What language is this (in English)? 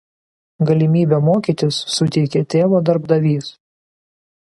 Lithuanian